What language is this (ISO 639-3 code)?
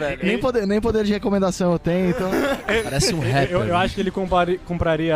por